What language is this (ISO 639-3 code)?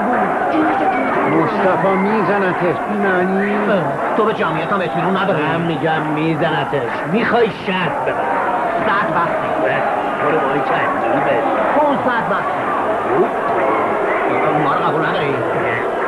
fas